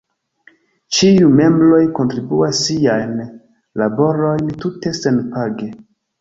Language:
Esperanto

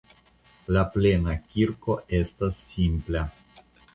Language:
Esperanto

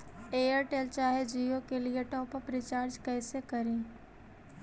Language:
Magahi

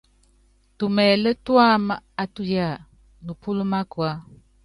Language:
Yangben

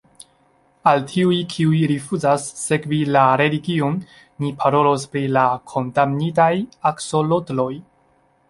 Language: Esperanto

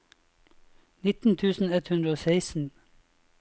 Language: Norwegian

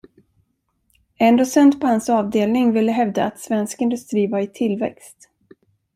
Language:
Swedish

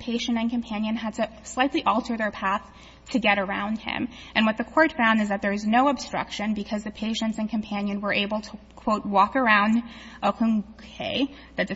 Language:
English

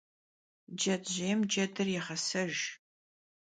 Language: Kabardian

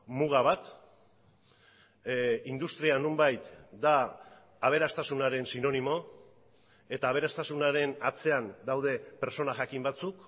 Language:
Basque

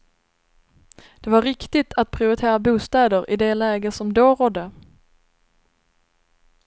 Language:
Swedish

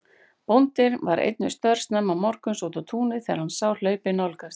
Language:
Icelandic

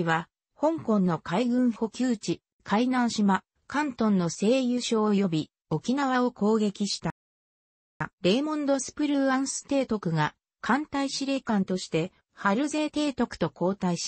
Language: Japanese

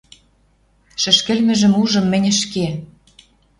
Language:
Western Mari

